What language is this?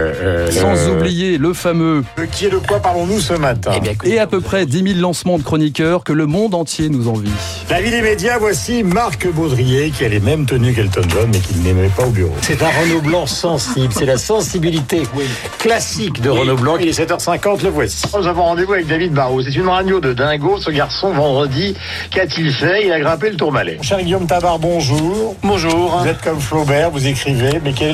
French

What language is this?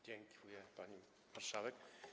Polish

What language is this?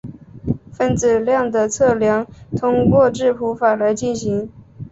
Chinese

